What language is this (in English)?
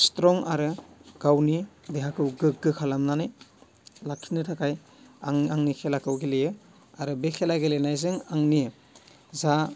Bodo